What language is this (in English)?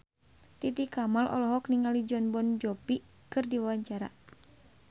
Sundanese